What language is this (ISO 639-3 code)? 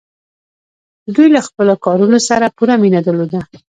pus